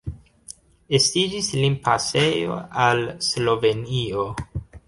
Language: Esperanto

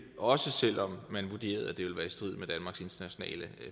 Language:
Danish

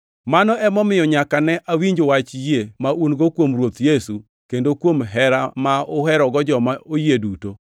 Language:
Luo (Kenya and Tanzania)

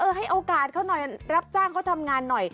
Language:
Thai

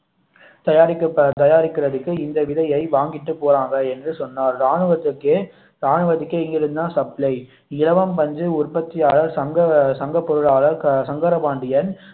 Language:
Tamil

